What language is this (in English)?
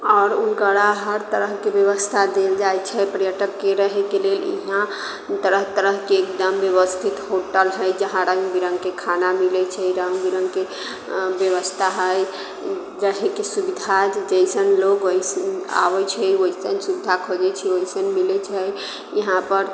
Maithili